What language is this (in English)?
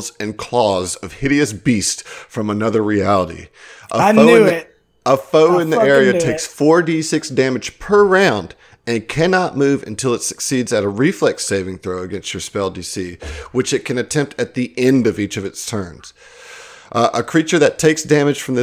English